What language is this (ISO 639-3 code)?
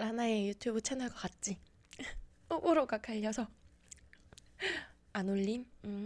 kor